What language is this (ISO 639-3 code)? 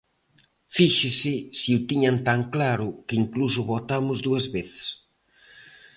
glg